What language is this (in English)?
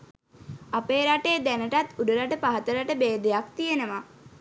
Sinhala